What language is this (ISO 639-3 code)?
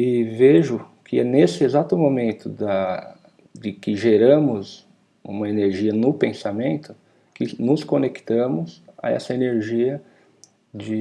por